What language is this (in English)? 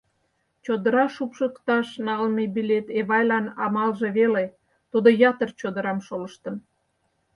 Mari